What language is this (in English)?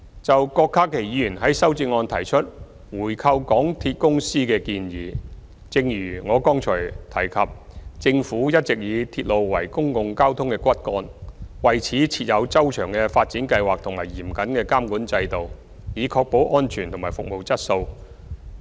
Cantonese